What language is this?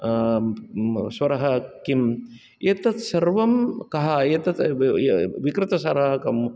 Sanskrit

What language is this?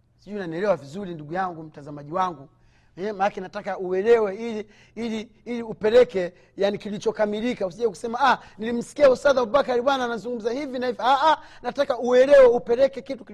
Swahili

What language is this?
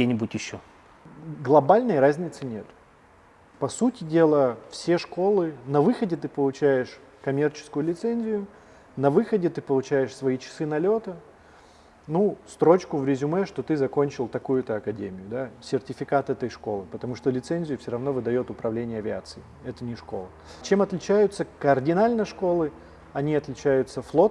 Russian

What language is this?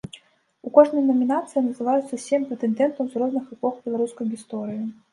Belarusian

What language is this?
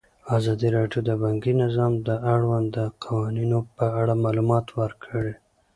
Pashto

